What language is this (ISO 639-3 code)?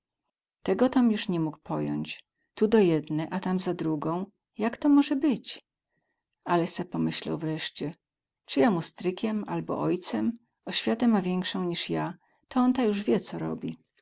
pol